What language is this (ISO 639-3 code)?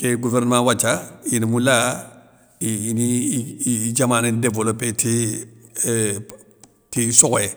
snk